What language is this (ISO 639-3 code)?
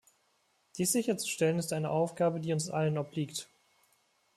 deu